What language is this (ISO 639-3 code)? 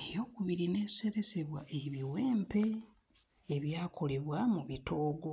lug